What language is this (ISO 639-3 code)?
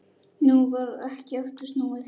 isl